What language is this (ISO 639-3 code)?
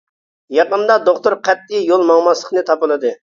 uig